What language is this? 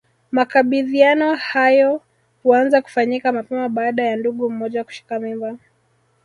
Swahili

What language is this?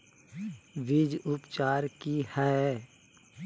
Magahi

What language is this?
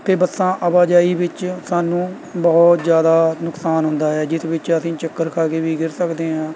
Punjabi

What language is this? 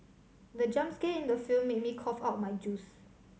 English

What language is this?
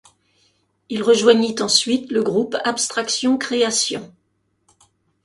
French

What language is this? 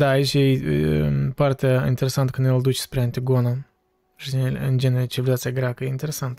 Romanian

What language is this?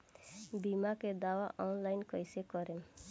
Bhojpuri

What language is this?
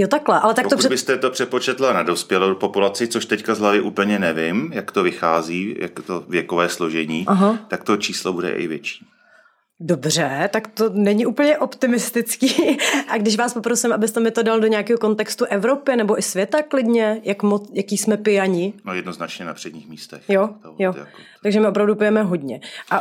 Czech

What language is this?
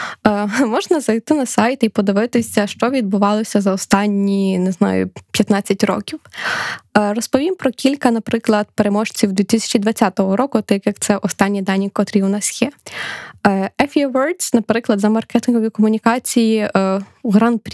Ukrainian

